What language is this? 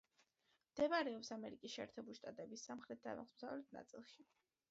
Georgian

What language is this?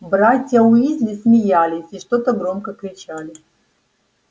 Russian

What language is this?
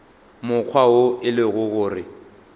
Northern Sotho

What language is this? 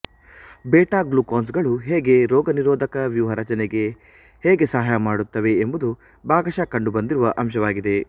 Kannada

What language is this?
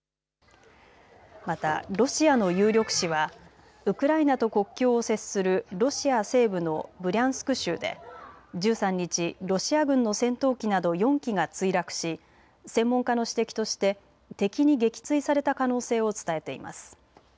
Japanese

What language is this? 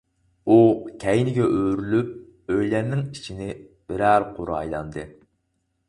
Uyghur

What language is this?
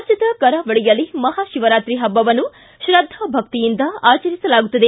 Kannada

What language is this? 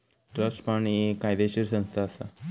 Marathi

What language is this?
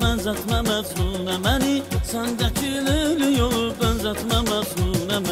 Turkish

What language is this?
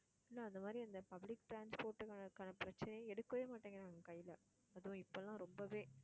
Tamil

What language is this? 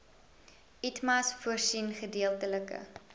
Afrikaans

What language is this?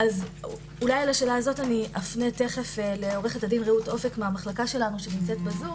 Hebrew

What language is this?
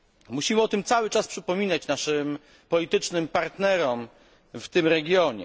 Polish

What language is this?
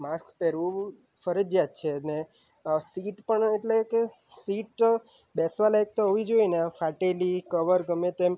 Gujarati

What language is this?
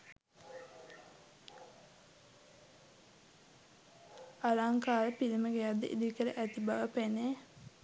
Sinhala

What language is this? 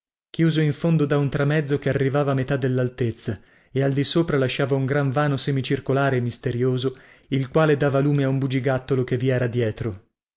Italian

